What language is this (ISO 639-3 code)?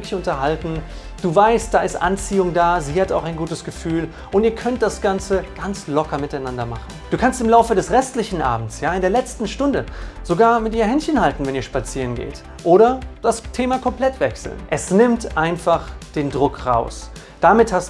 deu